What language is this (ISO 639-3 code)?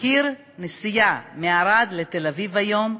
heb